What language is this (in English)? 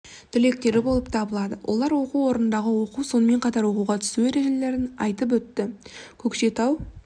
Kazakh